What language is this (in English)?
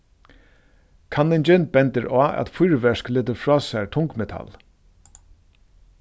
Faroese